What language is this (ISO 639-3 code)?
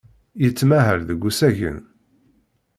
kab